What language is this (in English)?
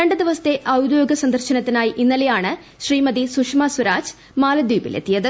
Malayalam